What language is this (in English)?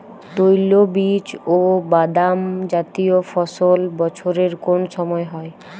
Bangla